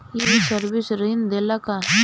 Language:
Bhojpuri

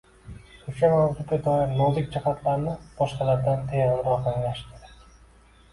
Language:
Uzbek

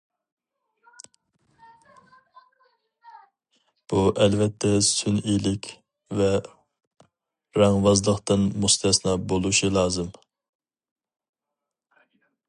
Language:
Uyghur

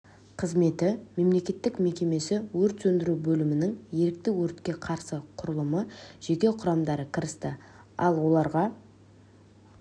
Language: Kazakh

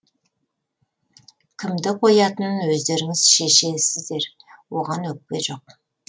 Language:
Kazakh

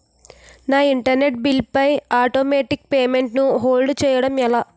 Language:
Telugu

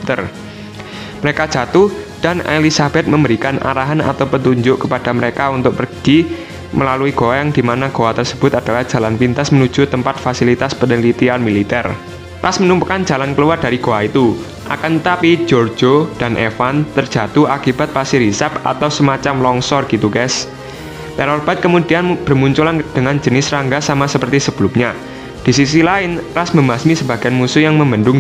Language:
Indonesian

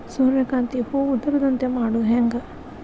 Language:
Kannada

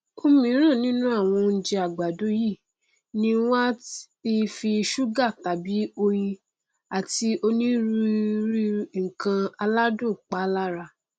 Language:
Yoruba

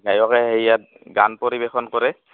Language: Assamese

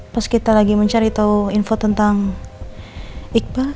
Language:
Indonesian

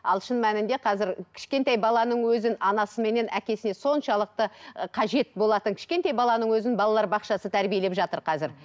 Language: Kazakh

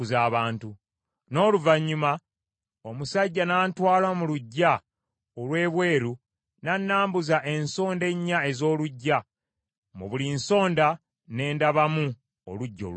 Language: Ganda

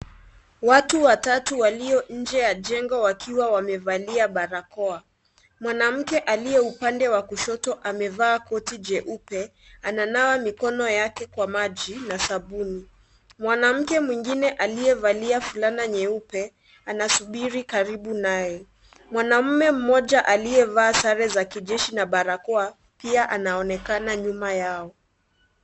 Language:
Swahili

